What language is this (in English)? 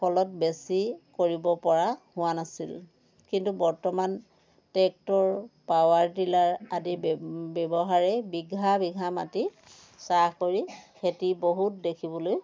Assamese